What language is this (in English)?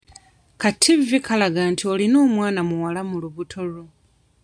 Ganda